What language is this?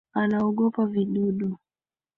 Swahili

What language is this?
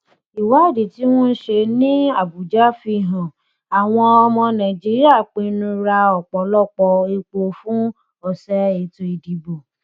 Yoruba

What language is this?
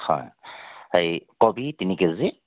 Assamese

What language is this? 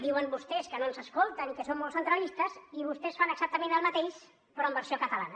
Catalan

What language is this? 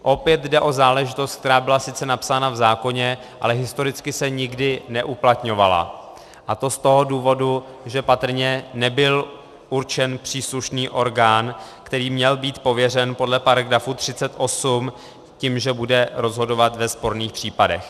Czech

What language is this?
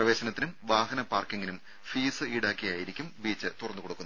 Malayalam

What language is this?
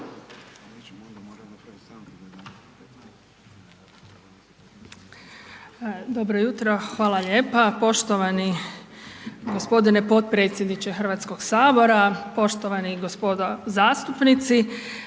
Croatian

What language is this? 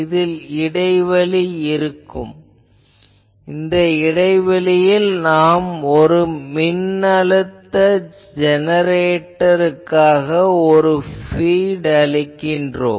Tamil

